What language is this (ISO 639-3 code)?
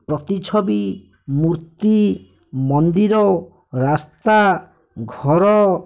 ori